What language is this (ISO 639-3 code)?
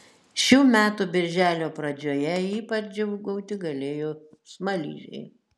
lit